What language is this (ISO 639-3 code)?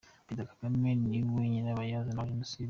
kin